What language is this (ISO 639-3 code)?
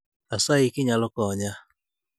luo